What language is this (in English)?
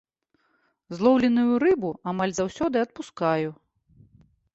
Belarusian